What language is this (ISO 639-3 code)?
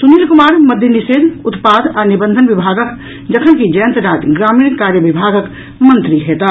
mai